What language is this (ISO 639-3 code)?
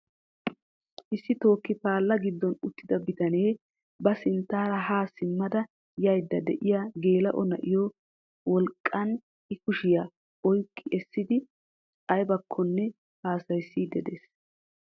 wal